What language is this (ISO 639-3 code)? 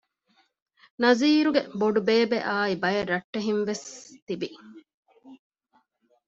div